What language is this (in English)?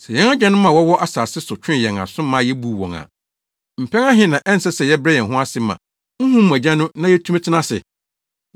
Akan